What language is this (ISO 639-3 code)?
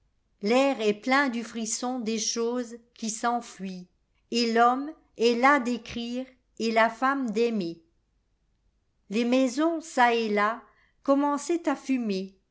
fra